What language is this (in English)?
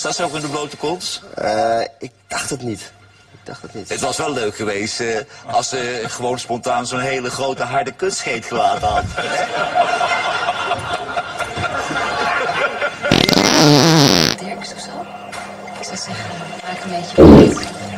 Dutch